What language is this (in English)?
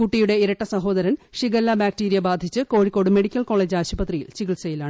Malayalam